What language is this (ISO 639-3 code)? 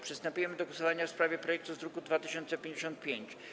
pol